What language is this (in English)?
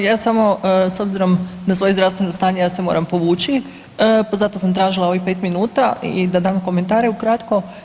Croatian